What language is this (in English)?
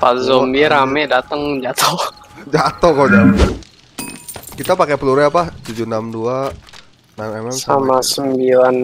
Indonesian